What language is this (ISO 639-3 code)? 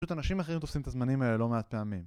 heb